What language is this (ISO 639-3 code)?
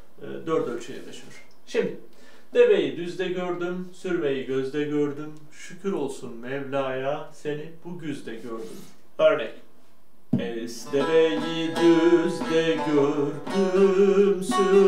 tur